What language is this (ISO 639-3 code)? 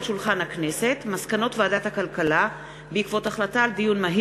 heb